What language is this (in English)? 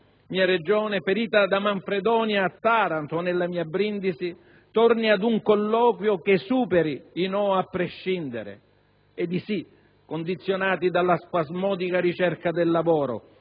Italian